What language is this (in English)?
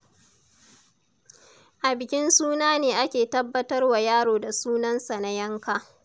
Hausa